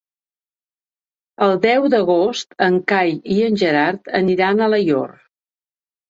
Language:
Catalan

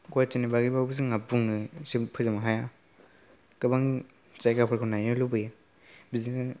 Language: Bodo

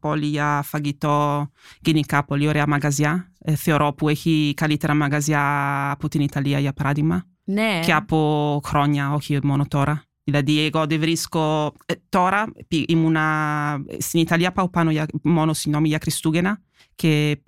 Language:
Greek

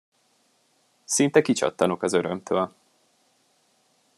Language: Hungarian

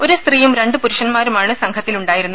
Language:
Malayalam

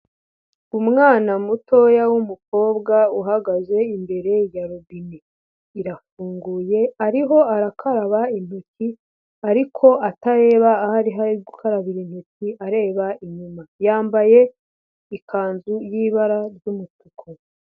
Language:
Kinyarwanda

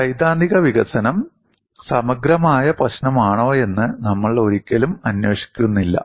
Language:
Malayalam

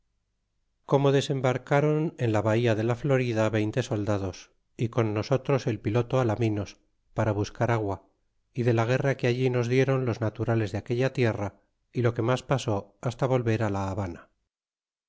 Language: Spanish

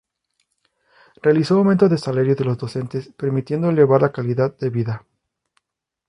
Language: Spanish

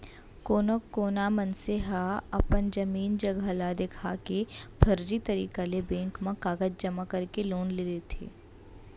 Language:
Chhattisgarhi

